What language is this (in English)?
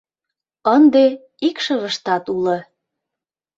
Mari